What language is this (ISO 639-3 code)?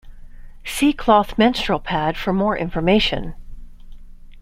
eng